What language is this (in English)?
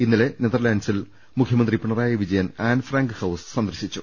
Malayalam